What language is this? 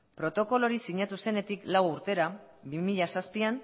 Basque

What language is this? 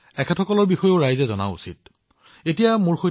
Assamese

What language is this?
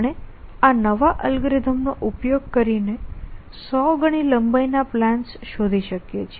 Gujarati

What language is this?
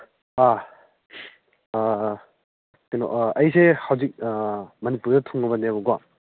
Manipuri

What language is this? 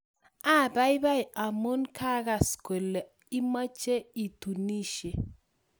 Kalenjin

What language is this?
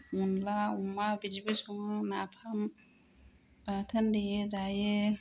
Bodo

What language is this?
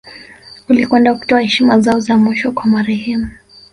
Swahili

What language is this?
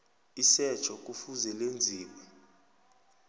South Ndebele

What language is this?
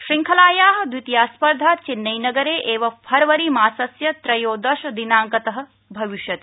Sanskrit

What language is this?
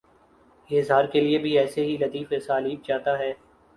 Urdu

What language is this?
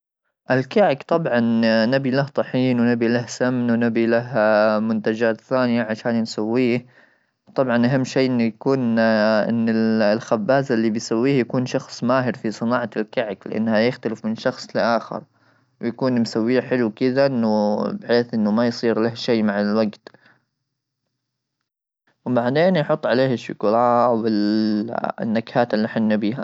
Gulf Arabic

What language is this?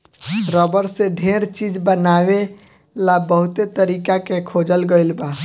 Bhojpuri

